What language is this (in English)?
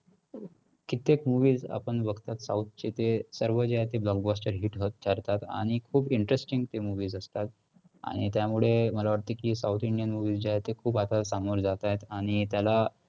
Marathi